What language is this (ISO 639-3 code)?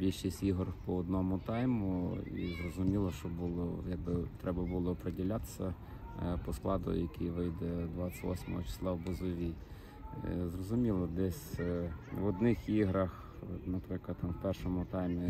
ukr